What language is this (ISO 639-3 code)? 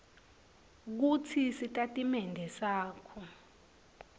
ssw